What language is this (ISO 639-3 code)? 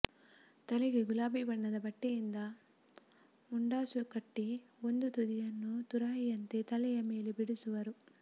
kan